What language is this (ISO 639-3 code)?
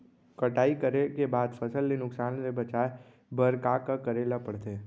hne